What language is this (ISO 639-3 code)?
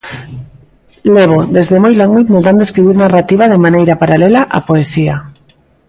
glg